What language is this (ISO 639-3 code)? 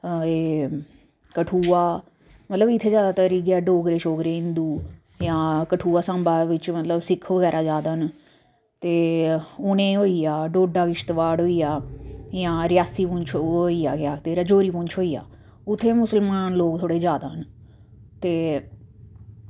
doi